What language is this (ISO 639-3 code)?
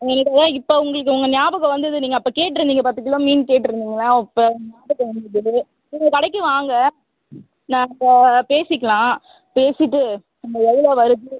tam